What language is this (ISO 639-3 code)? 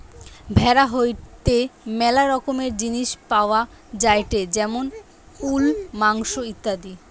ben